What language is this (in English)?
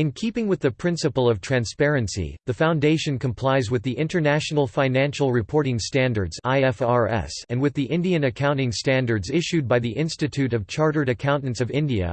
English